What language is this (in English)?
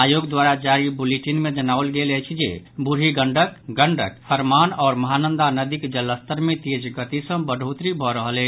Maithili